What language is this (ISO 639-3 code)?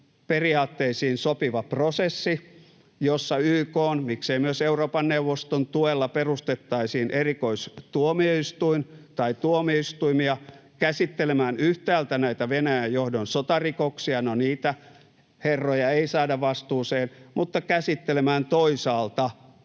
fin